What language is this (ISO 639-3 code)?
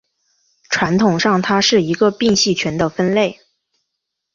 zho